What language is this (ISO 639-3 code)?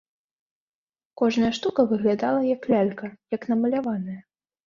bel